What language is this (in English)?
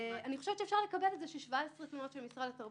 Hebrew